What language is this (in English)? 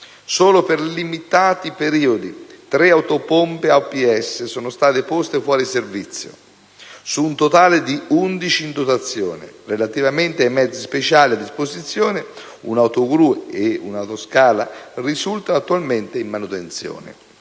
Italian